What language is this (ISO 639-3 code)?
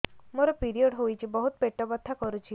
ori